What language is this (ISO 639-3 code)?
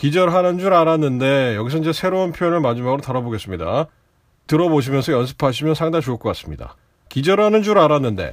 kor